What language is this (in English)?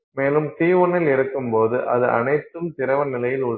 Tamil